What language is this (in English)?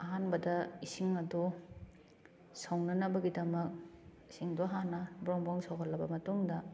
Manipuri